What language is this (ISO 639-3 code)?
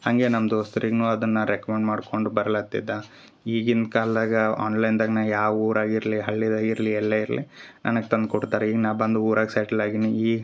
kan